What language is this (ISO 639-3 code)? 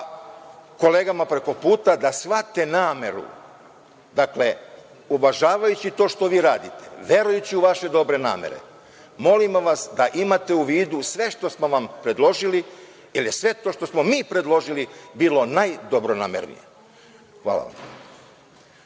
srp